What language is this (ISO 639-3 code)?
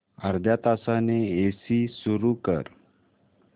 mar